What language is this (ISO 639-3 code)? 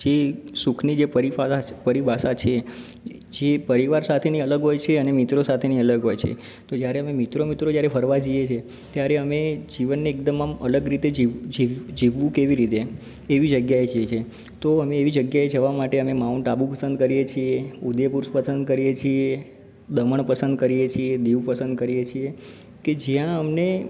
guj